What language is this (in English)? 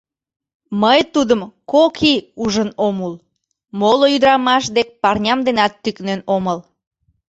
Mari